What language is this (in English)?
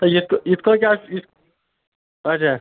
Kashmiri